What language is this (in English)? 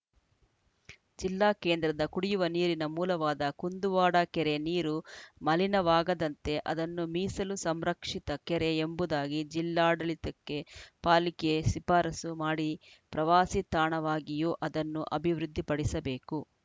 Kannada